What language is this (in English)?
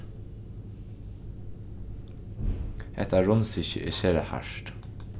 Faroese